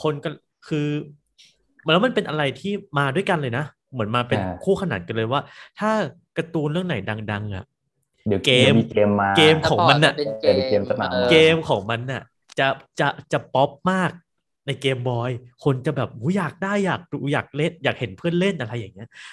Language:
Thai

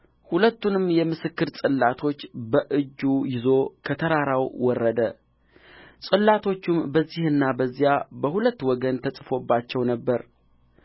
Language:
Amharic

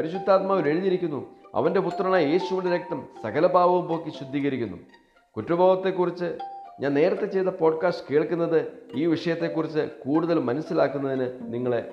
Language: Malayalam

